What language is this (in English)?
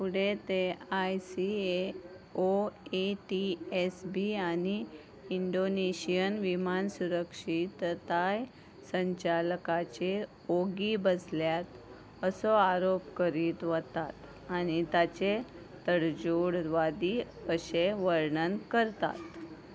Konkani